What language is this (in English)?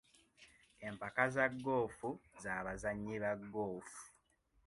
Ganda